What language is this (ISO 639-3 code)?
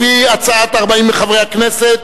heb